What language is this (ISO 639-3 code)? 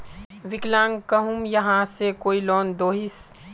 mag